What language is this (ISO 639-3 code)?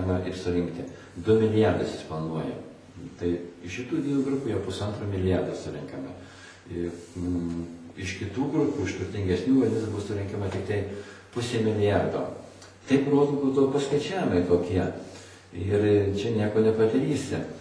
lit